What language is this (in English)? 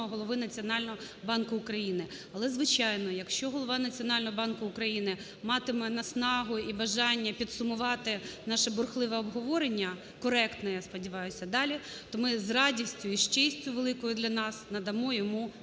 Ukrainian